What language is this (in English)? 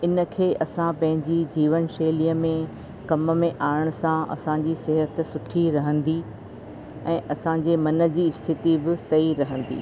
Sindhi